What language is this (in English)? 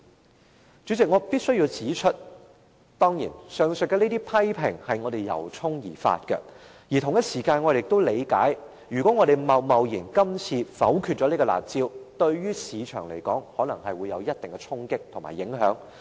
Cantonese